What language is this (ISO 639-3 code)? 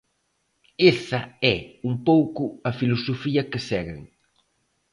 glg